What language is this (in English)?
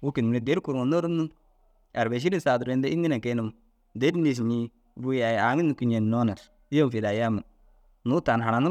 Dazaga